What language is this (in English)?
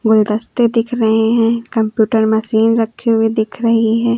Hindi